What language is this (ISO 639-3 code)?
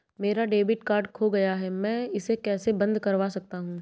hin